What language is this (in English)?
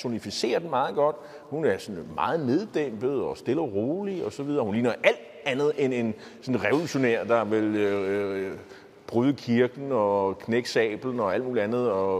Danish